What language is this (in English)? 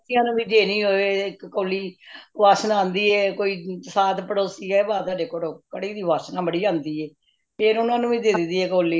Punjabi